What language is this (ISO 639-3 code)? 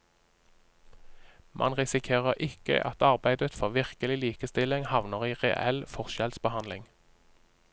nor